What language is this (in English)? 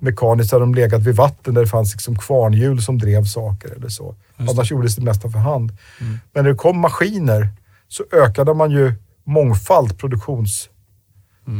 Swedish